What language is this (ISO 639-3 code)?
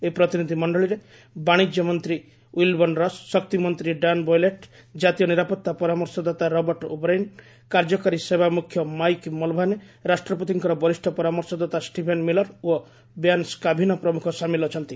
ori